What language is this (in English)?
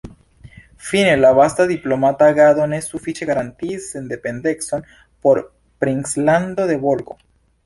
Esperanto